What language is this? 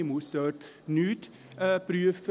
Swiss German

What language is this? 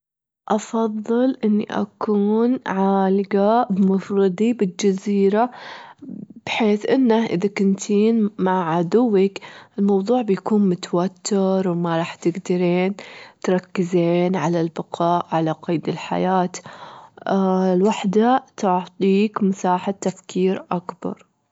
Gulf Arabic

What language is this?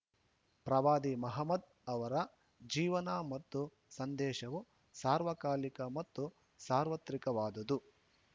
Kannada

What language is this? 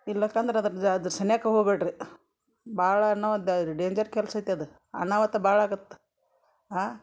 Kannada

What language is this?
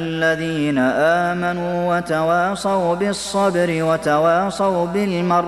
Arabic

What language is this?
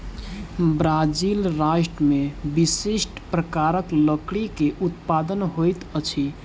Maithili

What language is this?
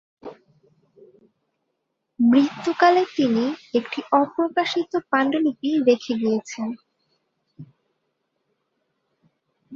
Bangla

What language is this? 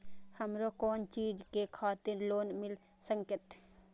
Maithili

